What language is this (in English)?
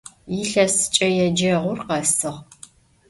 Adyghe